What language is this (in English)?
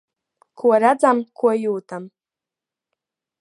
Latvian